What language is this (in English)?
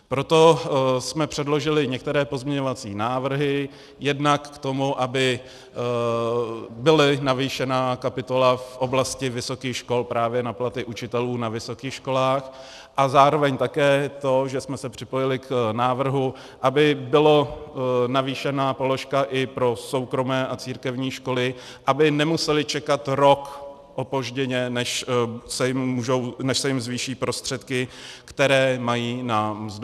Czech